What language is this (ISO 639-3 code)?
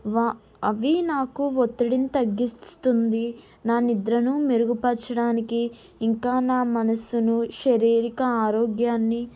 tel